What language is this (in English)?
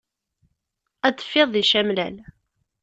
Kabyle